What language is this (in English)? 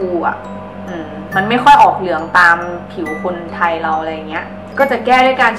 Thai